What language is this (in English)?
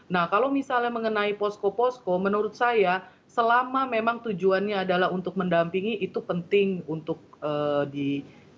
Indonesian